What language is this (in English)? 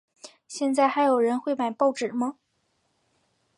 Chinese